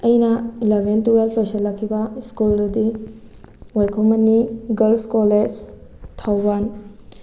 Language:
Manipuri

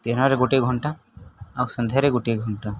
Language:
Odia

